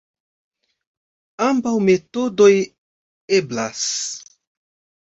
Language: Esperanto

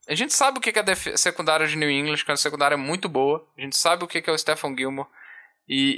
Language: Portuguese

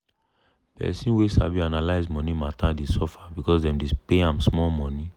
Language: Nigerian Pidgin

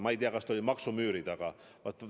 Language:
Estonian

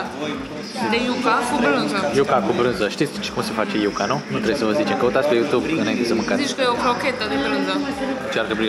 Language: Romanian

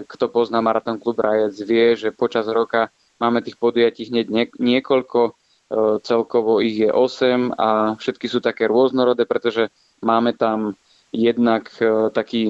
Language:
Slovak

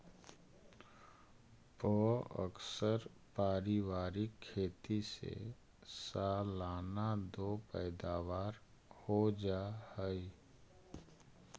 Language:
Magahi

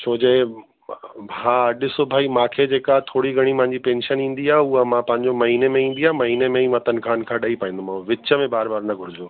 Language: Sindhi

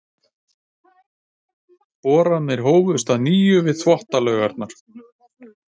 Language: Icelandic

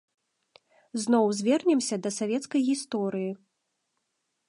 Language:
Belarusian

